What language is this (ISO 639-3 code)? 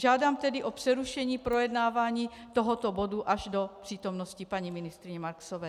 ces